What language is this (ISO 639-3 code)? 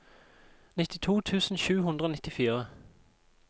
nor